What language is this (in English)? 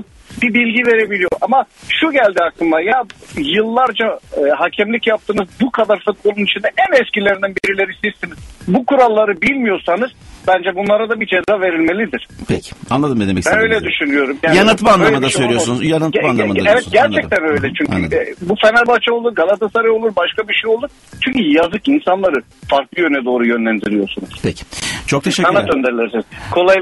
Turkish